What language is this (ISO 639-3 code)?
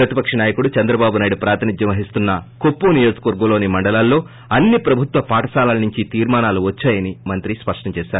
tel